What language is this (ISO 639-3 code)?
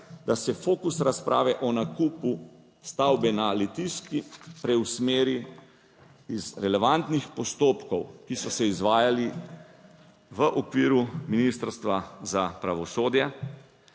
slv